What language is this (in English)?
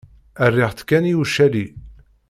Kabyle